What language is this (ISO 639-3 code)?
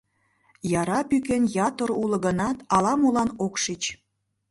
chm